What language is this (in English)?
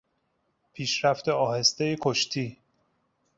Persian